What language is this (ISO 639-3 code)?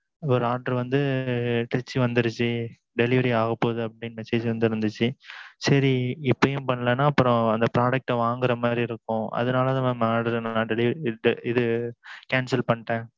tam